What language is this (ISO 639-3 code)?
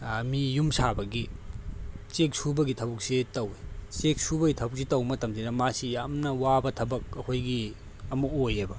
mni